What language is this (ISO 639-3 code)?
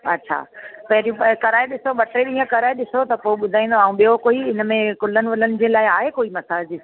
snd